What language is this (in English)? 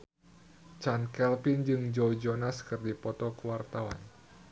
Sundanese